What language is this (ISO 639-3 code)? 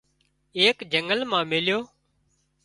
kxp